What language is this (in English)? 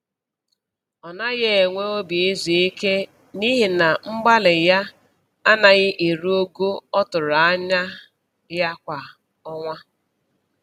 Igbo